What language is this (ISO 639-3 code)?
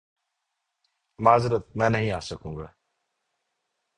urd